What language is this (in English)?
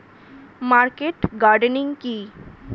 Bangla